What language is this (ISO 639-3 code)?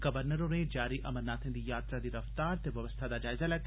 doi